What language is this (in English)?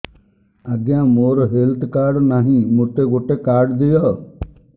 Odia